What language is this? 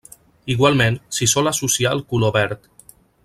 Catalan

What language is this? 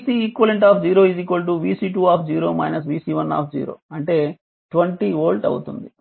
Telugu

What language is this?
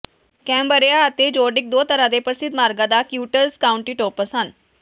Punjabi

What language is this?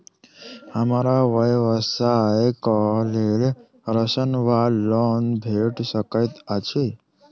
Maithili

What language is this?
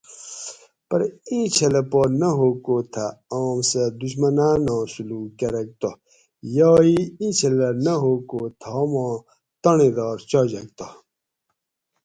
Gawri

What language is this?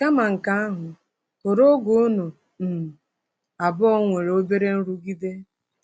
Igbo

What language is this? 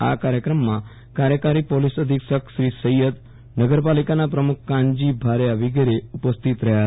Gujarati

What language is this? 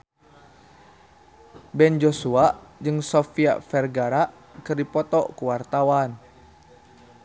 Sundanese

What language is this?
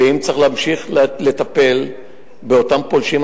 Hebrew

